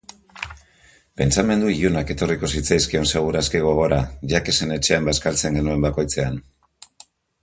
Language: Basque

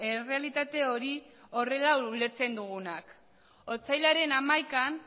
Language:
Basque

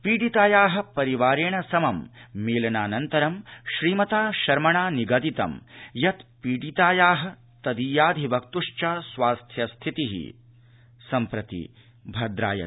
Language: Sanskrit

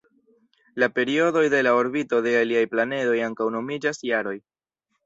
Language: Esperanto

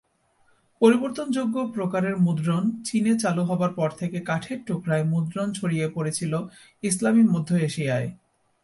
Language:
Bangla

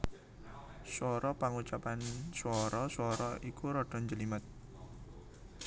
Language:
Javanese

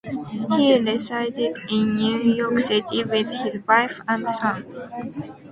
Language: English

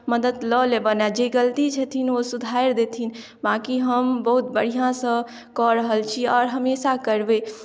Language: Maithili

